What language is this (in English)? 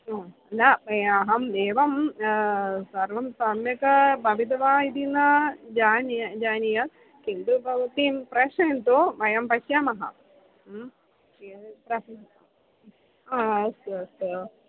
Sanskrit